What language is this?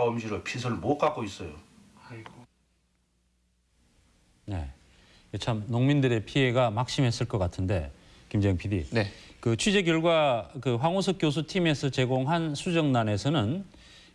Korean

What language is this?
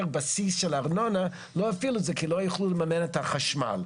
Hebrew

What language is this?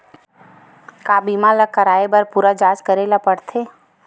Chhattisgarhi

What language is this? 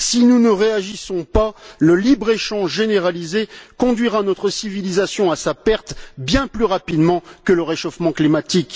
French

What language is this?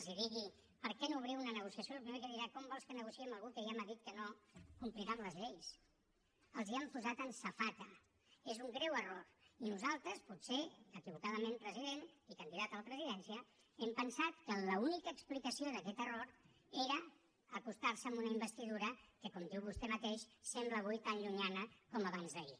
Catalan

